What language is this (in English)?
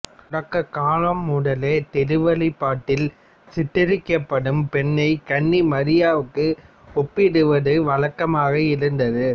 Tamil